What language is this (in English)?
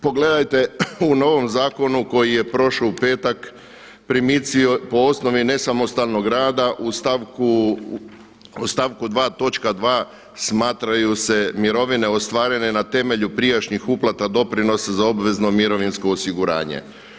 Croatian